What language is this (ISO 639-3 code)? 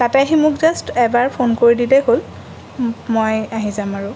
asm